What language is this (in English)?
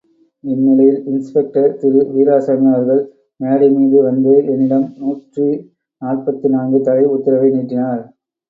Tamil